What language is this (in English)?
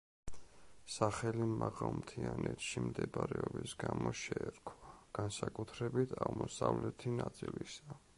Georgian